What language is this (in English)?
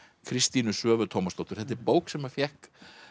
Icelandic